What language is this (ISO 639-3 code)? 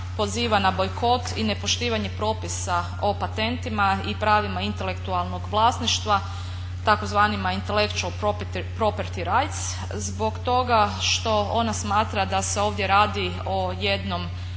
hrv